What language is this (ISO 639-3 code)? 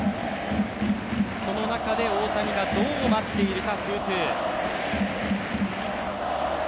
jpn